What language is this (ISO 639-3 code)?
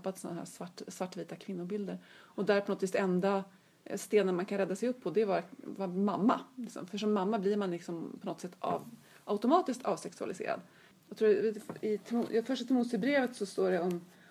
swe